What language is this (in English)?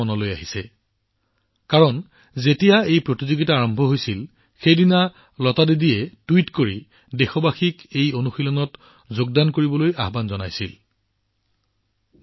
Assamese